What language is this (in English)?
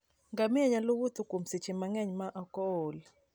Luo (Kenya and Tanzania)